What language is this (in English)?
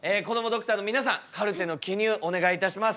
Japanese